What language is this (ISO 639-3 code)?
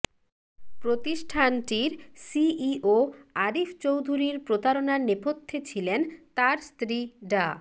ben